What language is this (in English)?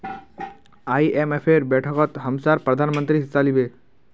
Magahi